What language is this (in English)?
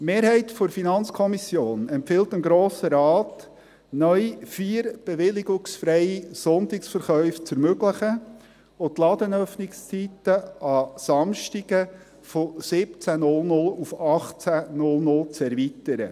Swiss German